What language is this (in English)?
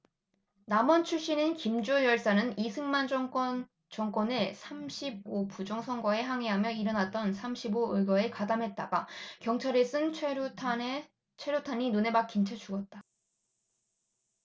Korean